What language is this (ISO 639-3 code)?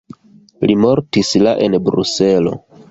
epo